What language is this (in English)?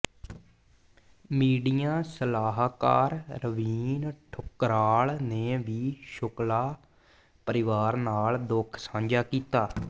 Punjabi